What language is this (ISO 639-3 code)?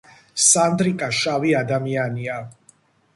kat